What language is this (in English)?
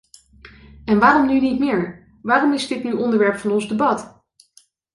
Dutch